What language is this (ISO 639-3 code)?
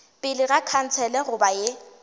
nso